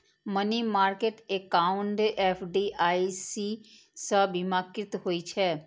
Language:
Maithili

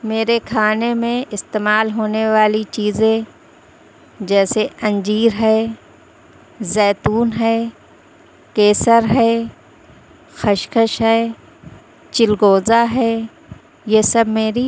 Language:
Urdu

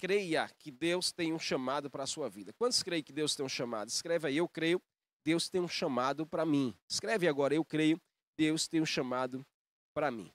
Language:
Portuguese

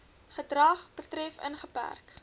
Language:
Afrikaans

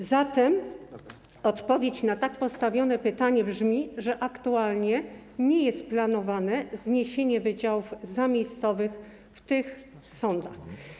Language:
Polish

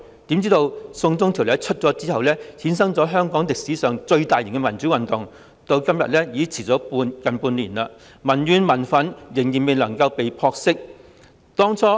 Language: Cantonese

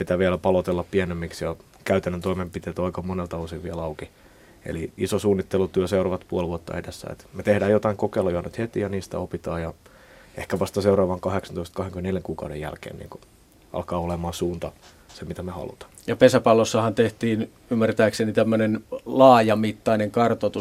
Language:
Finnish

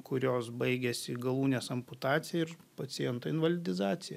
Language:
Lithuanian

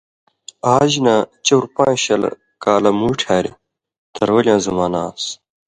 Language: Indus Kohistani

